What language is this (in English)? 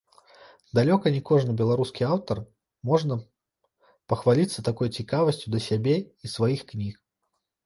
Belarusian